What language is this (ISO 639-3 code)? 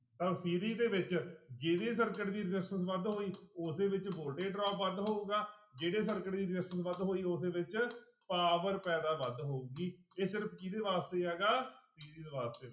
pan